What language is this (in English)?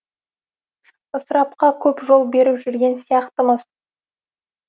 Kazakh